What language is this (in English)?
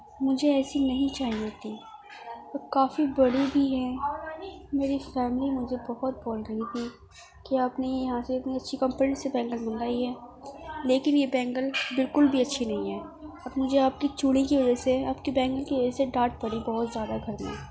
Urdu